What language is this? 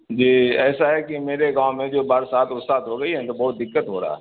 Urdu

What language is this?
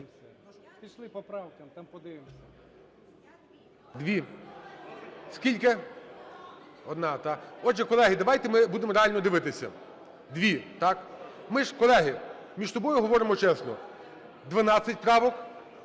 Ukrainian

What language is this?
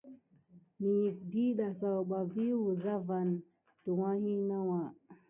Gidar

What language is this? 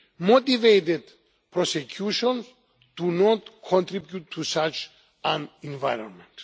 English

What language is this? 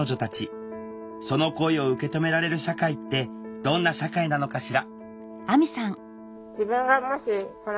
Japanese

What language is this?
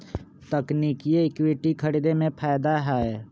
Magahi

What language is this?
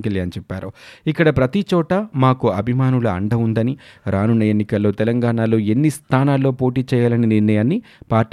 Telugu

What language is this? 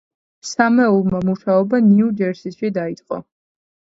Georgian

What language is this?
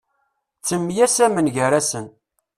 Kabyle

